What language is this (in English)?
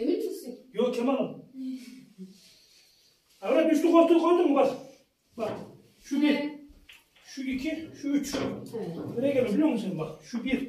Turkish